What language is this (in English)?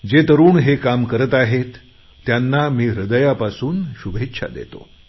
Marathi